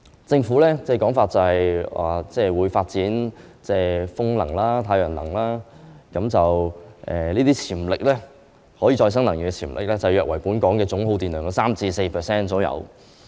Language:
Cantonese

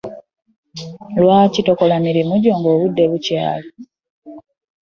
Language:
Ganda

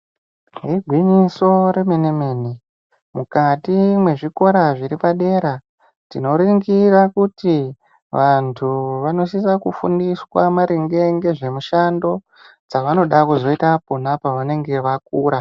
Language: Ndau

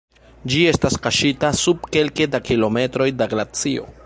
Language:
Esperanto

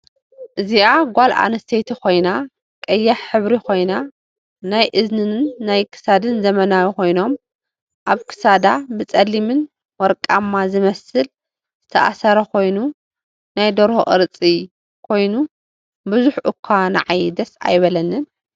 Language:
Tigrinya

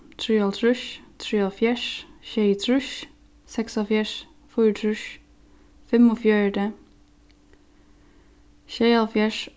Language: Faroese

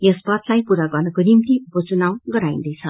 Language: Nepali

